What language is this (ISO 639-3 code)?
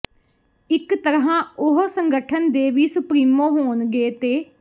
pan